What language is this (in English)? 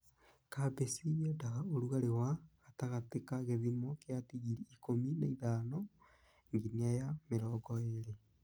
Kikuyu